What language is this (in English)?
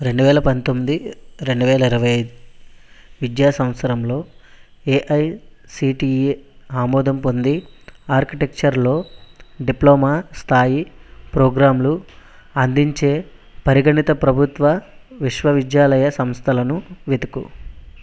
Telugu